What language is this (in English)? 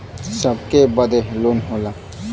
Bhojpuri